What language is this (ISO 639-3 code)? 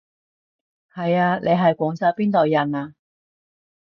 yue